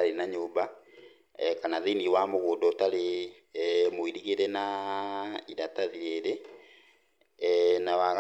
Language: Kikuyu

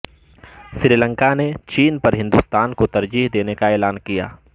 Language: Urdu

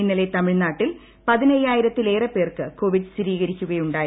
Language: Malayalam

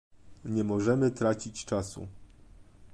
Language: Polish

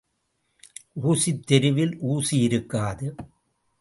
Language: Tamil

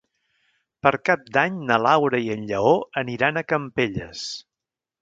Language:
Catalan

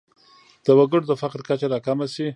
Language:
Pashto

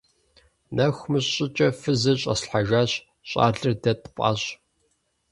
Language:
Kabardian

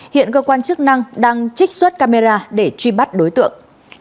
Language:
Vietnamese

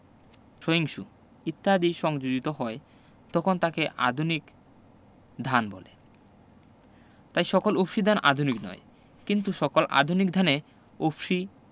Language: Bangla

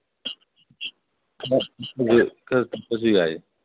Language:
Manipuri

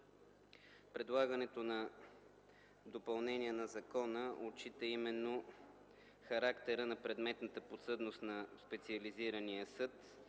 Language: Bulgarian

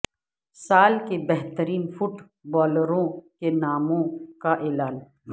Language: Urdu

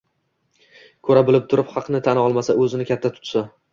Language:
Uzbek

